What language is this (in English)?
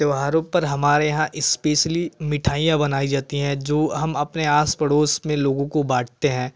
Hindi